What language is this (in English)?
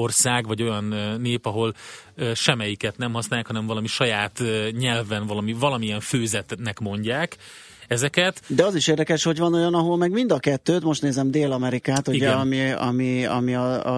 Hungarian